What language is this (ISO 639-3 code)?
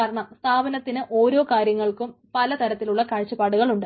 mal